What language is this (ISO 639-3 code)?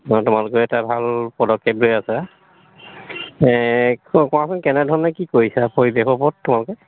asm